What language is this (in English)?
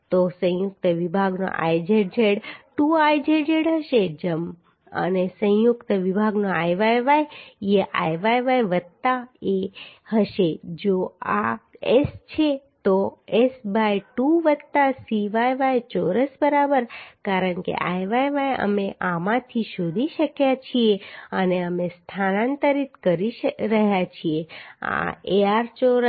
Gujarati